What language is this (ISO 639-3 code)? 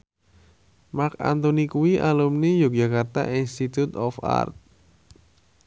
jav